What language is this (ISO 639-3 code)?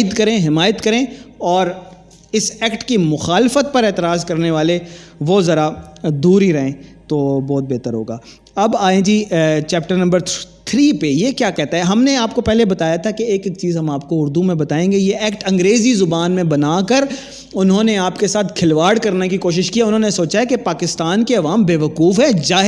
urd